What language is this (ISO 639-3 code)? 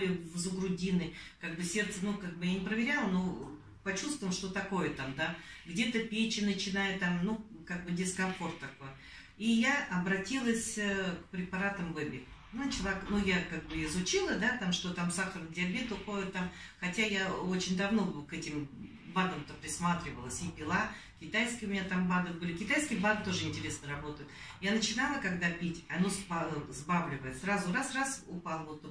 rus